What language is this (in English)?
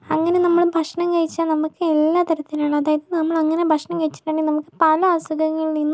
Malayalam